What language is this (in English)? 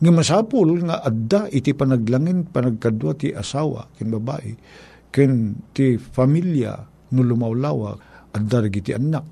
Filipino